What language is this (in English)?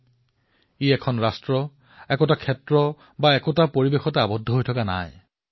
Assamese